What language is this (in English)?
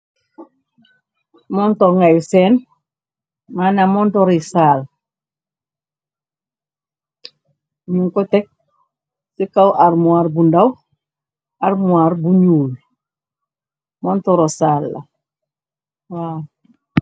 Wolof